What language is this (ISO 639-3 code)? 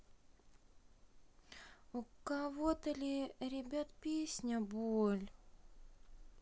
rus